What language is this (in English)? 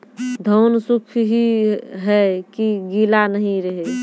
Maithili